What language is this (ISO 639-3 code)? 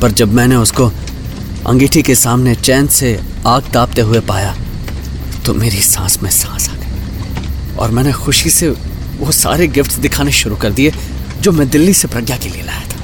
hin